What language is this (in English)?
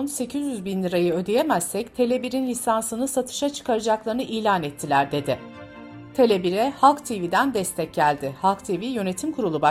Turkish